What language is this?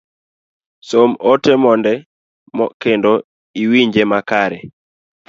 Luo (Kenya and Tanzania)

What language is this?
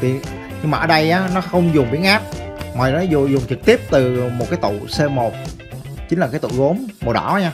Vietnamese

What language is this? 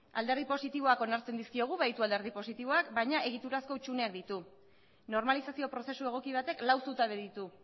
Basque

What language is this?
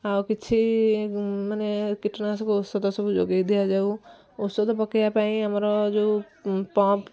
Odia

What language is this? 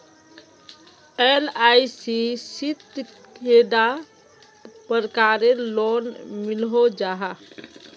Magahi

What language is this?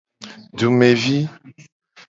Gen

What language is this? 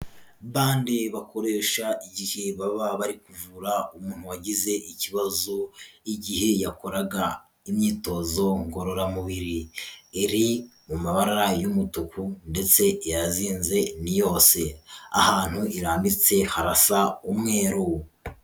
Kinyarwanda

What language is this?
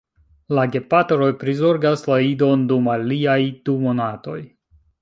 Esperanto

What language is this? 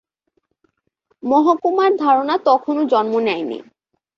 Bangla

